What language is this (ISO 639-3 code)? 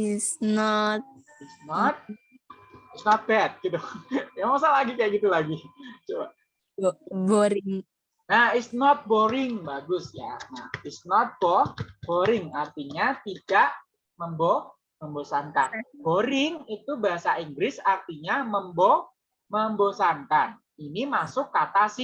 ind